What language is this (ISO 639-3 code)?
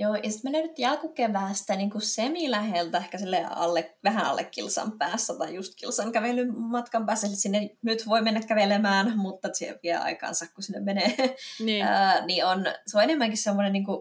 fin